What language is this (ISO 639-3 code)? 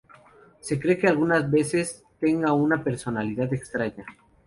spa